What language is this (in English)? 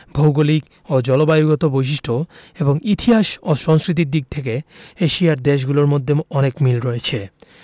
Bangla